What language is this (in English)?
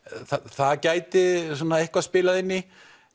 Icelandic